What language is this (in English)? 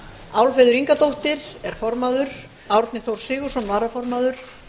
Icelandic